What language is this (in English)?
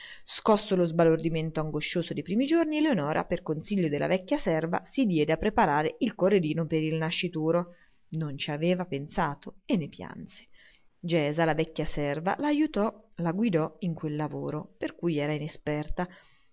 Italian